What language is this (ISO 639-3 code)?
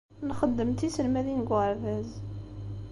kab